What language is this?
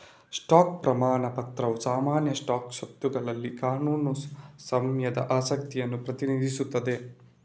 Kannada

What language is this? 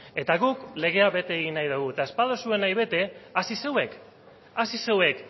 Basque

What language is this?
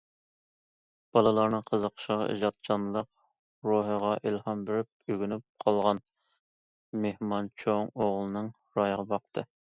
Uyghur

